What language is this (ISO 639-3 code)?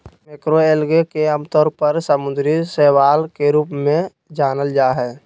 mag